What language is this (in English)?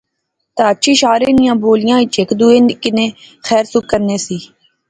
Pahari-Potwari